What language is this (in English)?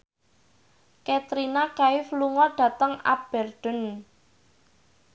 Javanese